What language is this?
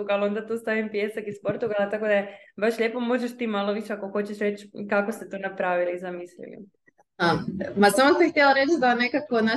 Croatian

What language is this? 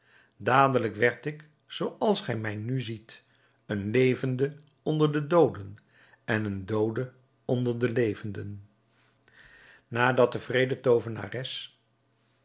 Dutch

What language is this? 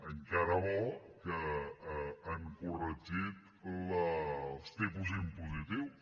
Catalan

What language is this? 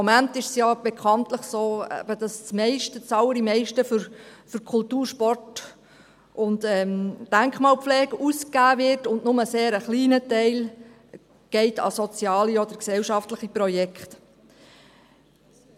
Swiss German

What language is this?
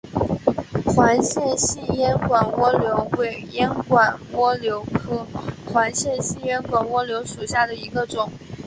Chinese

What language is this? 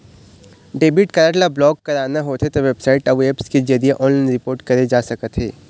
Chhattisgarhi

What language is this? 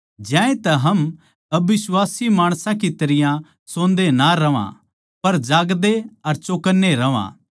Haryanvi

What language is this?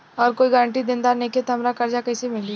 Bhojpuri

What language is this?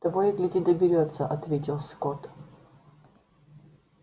Russian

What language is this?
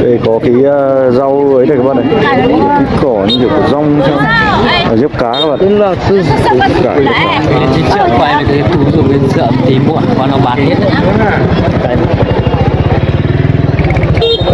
Vietnamese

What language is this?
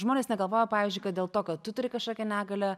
Lithuanian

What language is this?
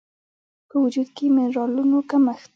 Pashto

